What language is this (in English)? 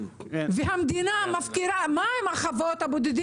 Hebrew